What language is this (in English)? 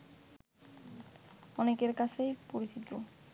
Bangla